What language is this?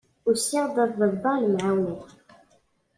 Kabyle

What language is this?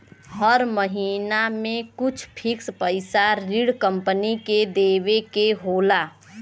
Bhojpuri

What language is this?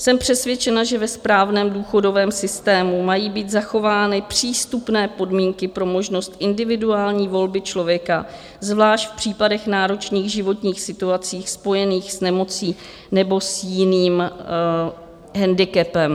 Czech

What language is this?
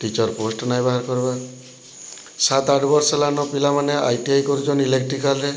Odia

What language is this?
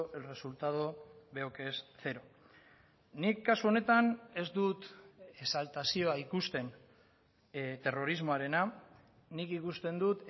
Basque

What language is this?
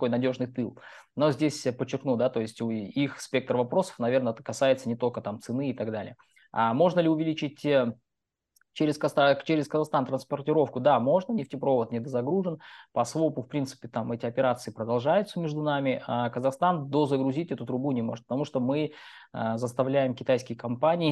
Russian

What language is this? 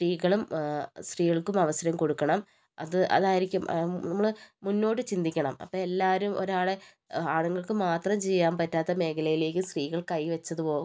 Malayalam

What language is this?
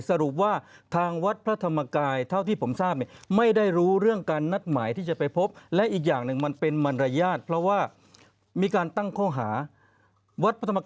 Thai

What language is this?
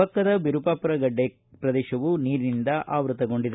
Kannada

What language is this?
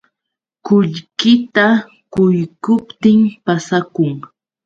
Yauyos Quechua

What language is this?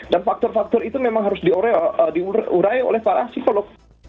Indonesian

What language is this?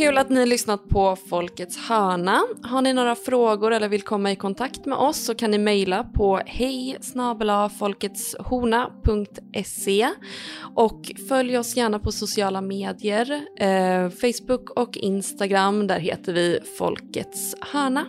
Swedish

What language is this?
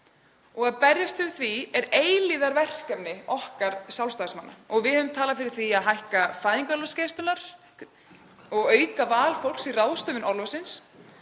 Icelandic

